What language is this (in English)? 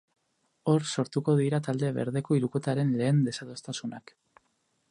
Basque